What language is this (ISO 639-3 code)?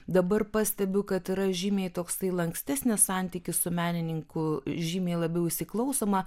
lit